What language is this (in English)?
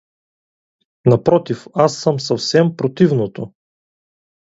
Bulgarian